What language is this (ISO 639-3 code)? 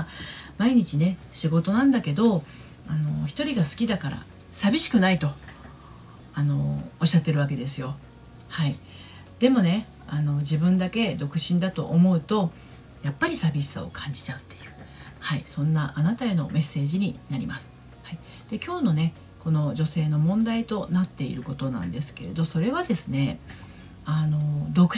jpn